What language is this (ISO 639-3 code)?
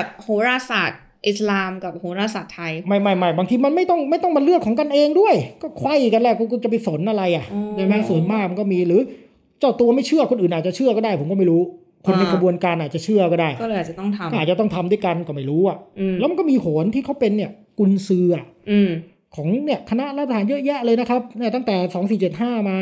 tha